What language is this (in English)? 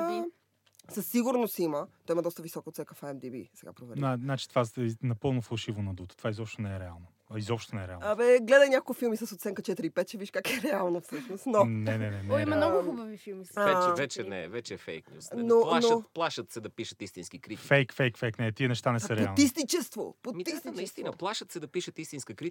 Bulgarian